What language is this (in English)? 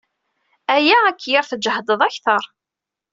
Kabyle